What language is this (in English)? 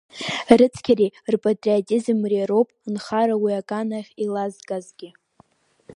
Abkhazian